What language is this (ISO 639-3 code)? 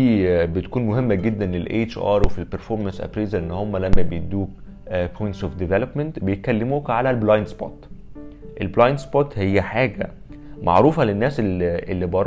ara